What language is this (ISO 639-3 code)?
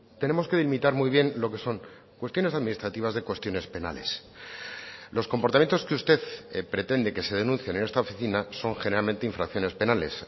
spa